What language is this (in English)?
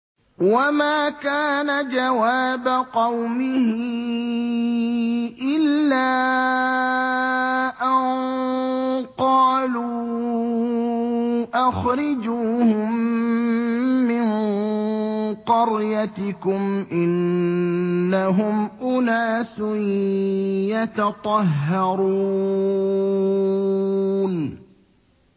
Arabic